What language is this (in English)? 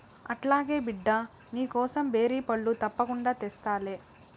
Telugu